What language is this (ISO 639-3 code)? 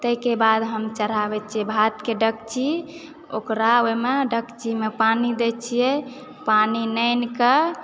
mai